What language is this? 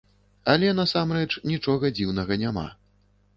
Belarusian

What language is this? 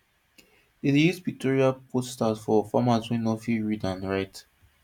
Nigerian Pidgin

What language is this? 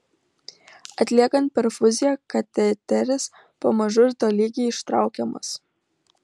Lithuanian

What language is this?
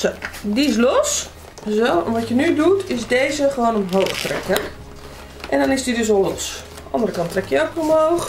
Dutch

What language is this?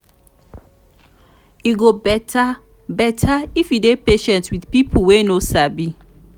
Nigerian Pidgin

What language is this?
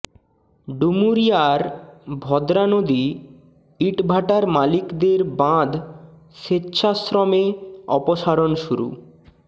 Bangla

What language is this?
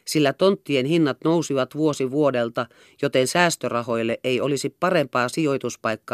Finnish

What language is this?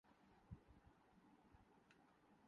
Urdu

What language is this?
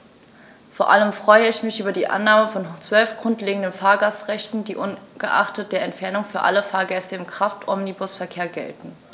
German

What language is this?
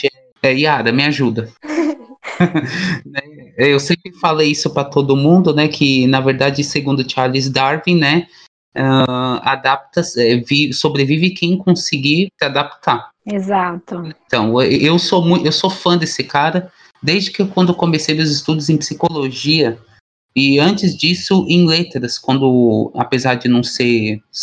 Portuguese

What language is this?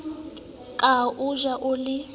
Southern Sotho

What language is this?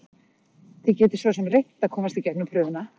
Icelandic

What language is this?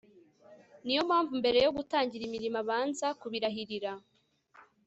Kinyarwanda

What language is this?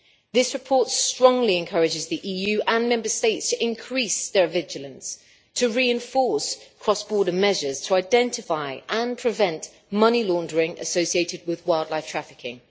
English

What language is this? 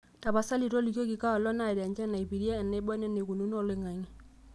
Masai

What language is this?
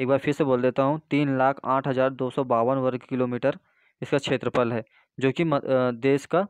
Hindi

